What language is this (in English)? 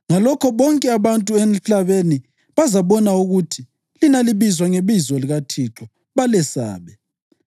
North Ndebele